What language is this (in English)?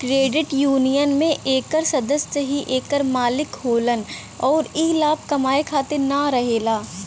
Bhojpuri